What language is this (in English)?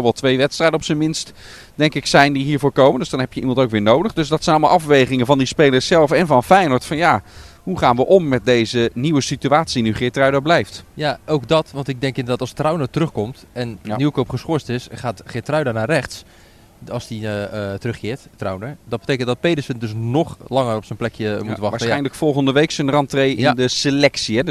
Dutch